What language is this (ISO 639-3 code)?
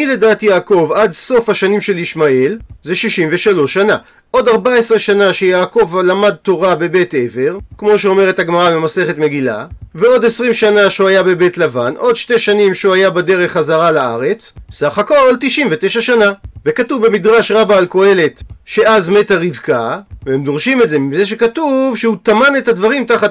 heb